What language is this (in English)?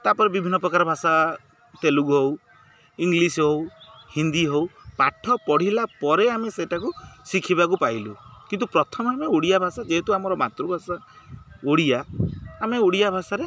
Odia